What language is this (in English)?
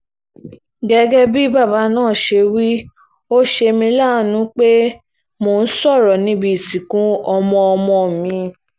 Yoruba